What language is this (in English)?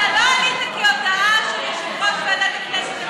Hebrew